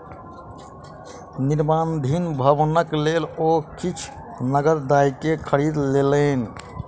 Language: Maithili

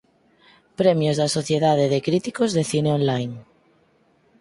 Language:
Galician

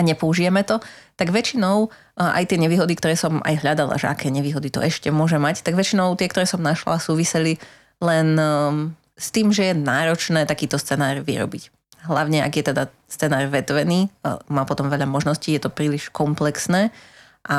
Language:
Slovak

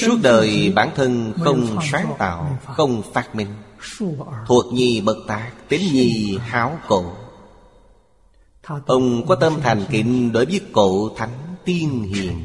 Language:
Vietnamese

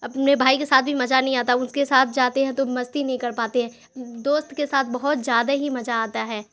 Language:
Urdu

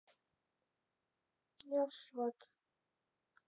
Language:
Russian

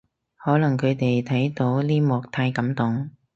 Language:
Cantonese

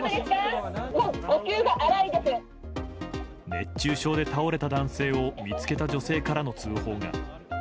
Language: Japanese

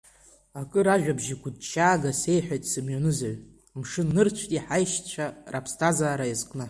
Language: Abkhazian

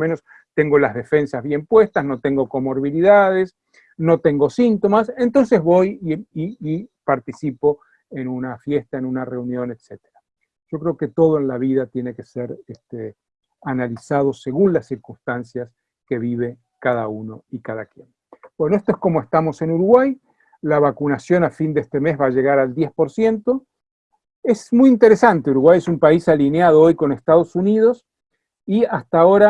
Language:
Spanish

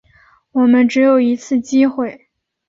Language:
Chinese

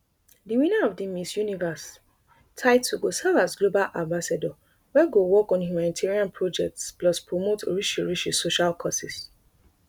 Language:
Nigerian Pidgin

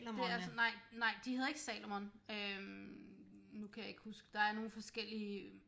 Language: Danish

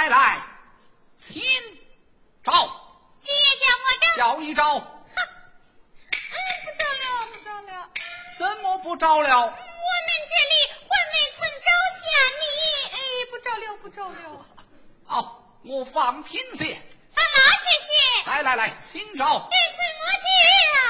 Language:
Chinese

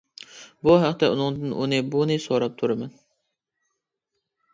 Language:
Uyghur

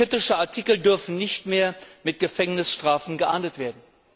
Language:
German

